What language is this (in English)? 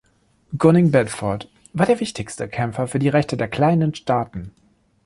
German